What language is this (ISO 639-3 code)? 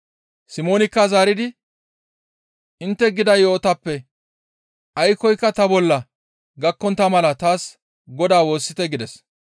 gmv